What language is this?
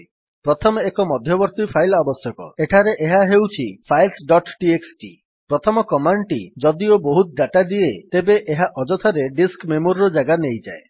Odia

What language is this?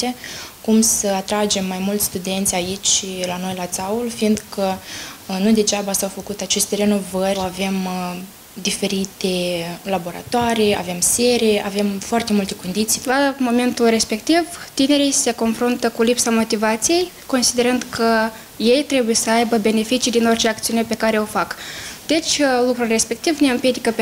Romanian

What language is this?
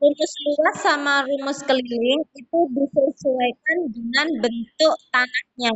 Indonesian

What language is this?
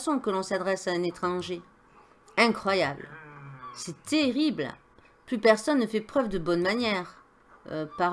French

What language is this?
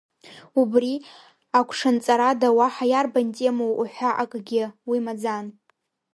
Abkhazian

